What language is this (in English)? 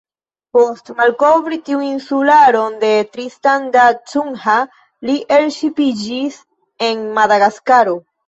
Esperanto